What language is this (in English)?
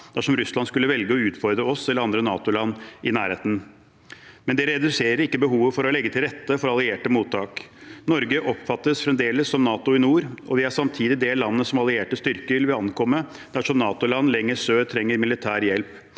Norwegian